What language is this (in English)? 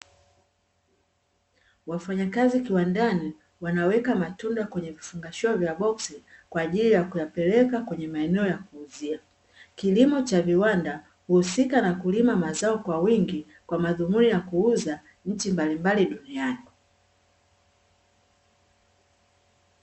Swahili